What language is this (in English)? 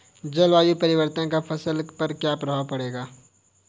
Hindi